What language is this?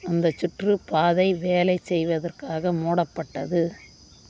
Tamil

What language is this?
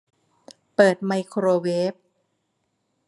Thai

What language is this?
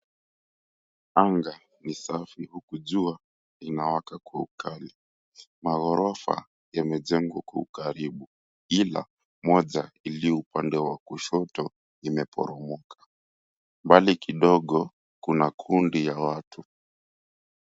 Swahili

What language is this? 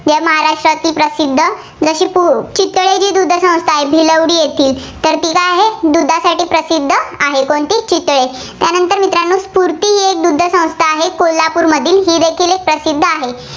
Marathi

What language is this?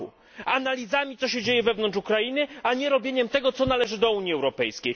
Polish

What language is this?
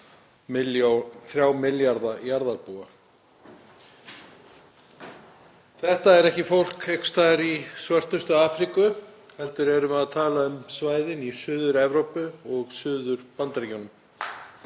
Icelandic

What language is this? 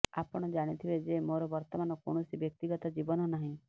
Odia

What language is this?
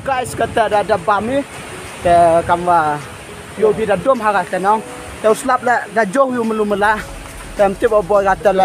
Thai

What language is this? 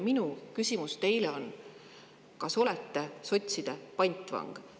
Estonian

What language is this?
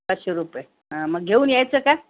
Marathi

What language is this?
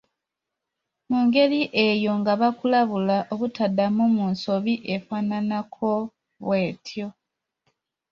Ganda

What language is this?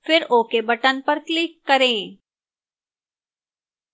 Hindi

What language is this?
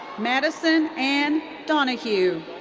English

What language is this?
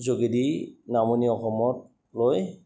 Assamese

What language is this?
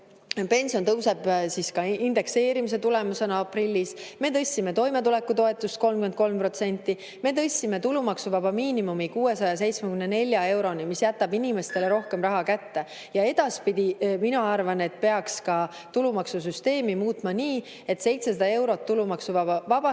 Estonian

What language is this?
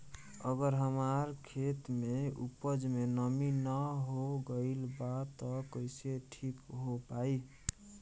Bhojpuri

